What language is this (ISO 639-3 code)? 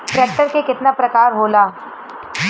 bho